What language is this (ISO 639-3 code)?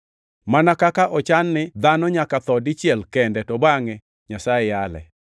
luo